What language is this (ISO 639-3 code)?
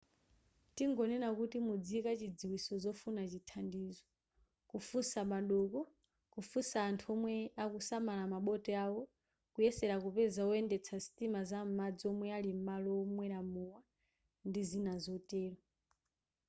nya